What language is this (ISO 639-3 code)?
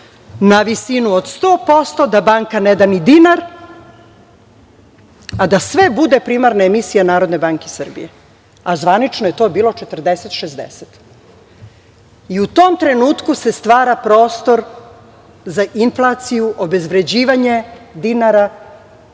srp